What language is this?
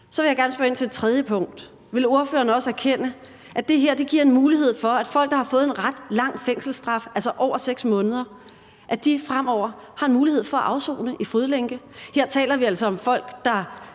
Danish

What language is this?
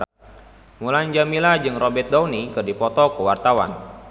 Sundanese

